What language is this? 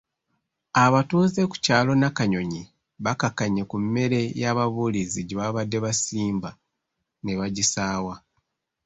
Ganda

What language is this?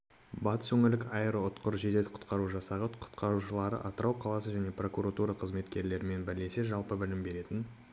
Kazakh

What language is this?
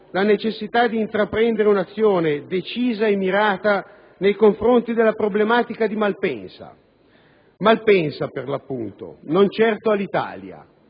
Italian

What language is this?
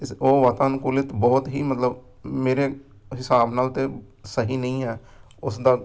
Punjabi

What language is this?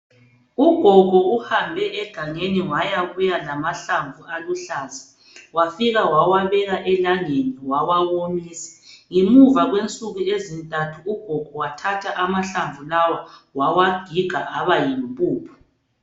North Ndebele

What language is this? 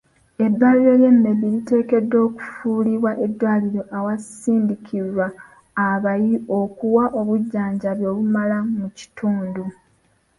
Ganda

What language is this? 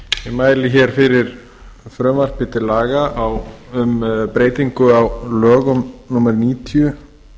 Icelandic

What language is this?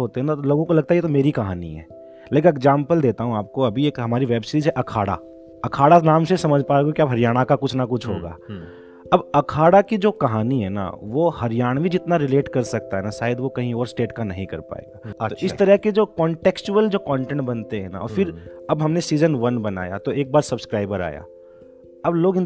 Hindi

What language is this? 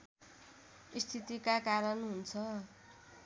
Nepali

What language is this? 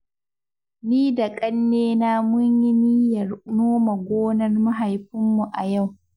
Hausa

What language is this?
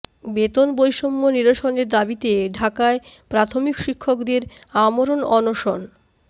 Bangla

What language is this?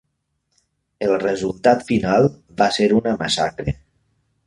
Catalan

